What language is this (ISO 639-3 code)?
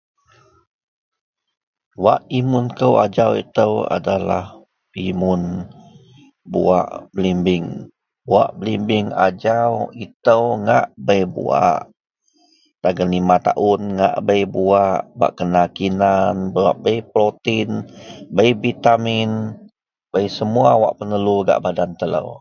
mel